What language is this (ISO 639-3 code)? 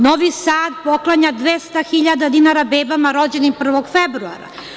srp